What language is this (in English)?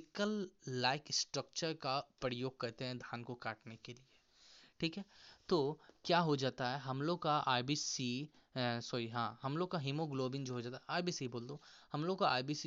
Hindi